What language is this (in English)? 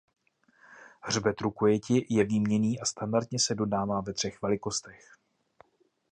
Czech